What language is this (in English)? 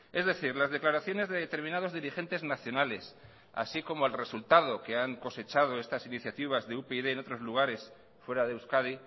Spanish